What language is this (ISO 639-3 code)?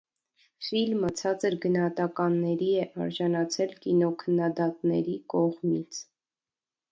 hye